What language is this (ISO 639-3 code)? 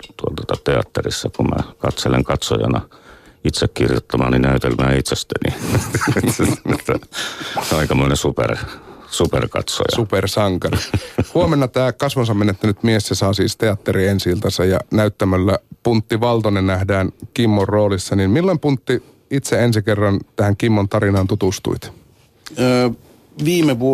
fin